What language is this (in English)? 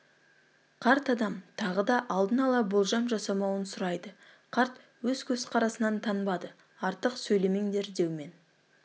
Kazakh